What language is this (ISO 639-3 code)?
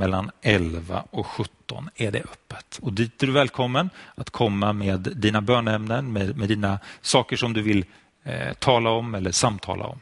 swe